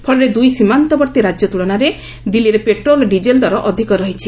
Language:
Odia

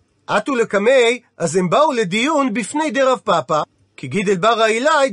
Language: Hebrew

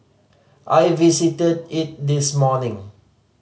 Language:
English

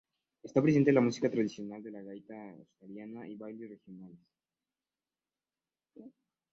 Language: Spanish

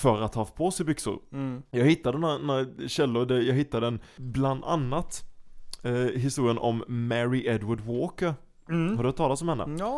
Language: Swedish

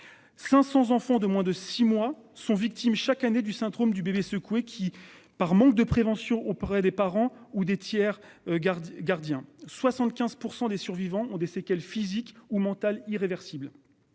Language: French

